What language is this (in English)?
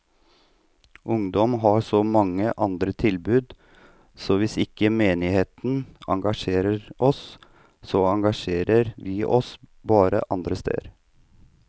Norwegian